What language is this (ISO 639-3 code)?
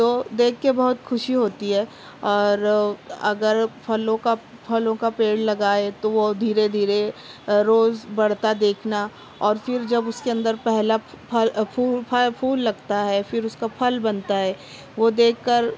urd